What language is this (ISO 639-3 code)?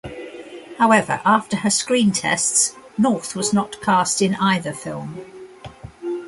eng